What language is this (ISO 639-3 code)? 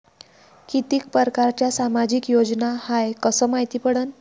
mar